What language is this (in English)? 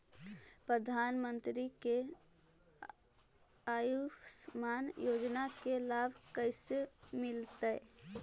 Magahi